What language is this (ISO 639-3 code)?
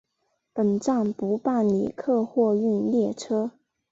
zho